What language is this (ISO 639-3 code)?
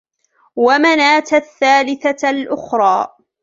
ara